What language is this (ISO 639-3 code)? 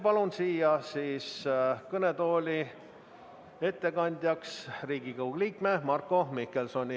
est